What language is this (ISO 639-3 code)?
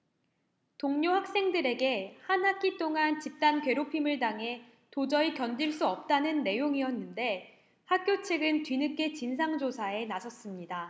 kor